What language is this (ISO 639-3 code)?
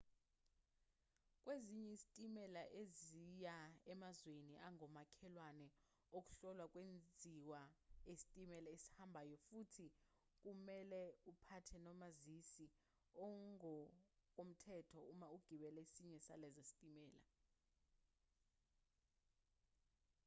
zul